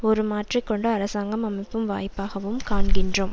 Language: Tamil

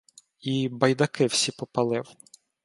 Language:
Ukrainian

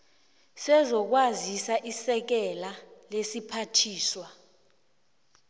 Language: South Ndebele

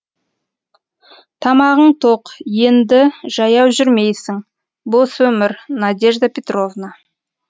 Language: Kazakh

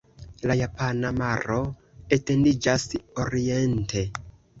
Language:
Esperanto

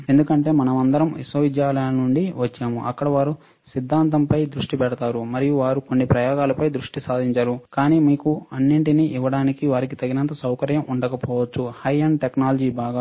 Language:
Telugu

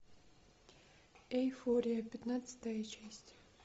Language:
Russian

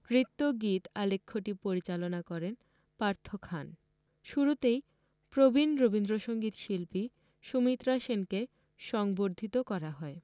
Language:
Bangla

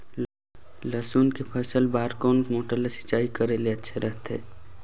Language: Chhattisgarhi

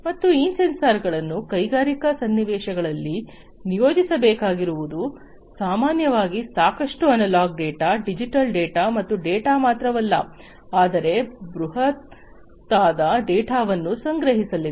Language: Kannada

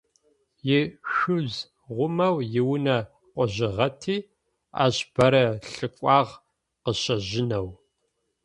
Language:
Adyghe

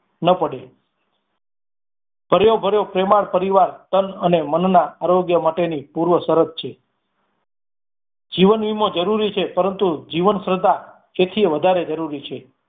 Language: Gujarati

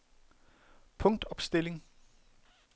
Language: Danish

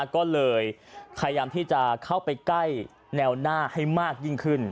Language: Thai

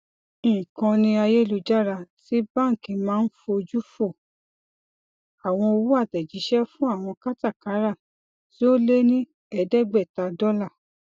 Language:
Yoruba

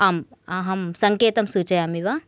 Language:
Sanskrit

